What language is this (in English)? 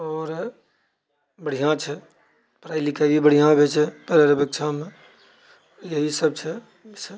Maithili